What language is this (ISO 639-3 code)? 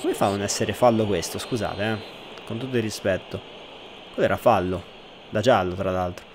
ita